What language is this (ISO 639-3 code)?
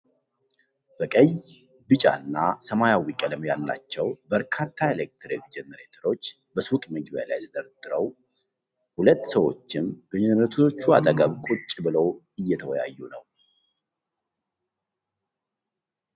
amh